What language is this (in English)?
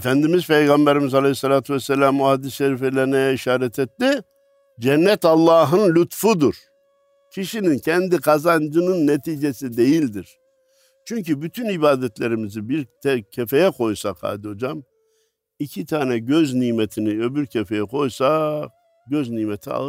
Turkish